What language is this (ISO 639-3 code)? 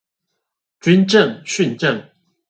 zho